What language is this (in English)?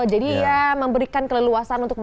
Indonesian